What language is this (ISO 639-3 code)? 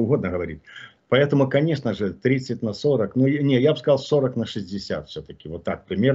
rus